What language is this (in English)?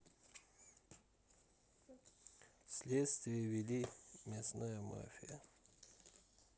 Russian